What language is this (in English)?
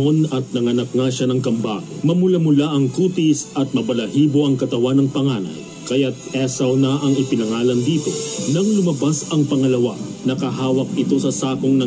Filipino